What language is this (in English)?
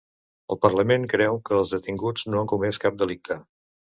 Catalan